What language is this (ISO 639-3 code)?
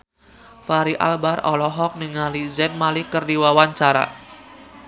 sun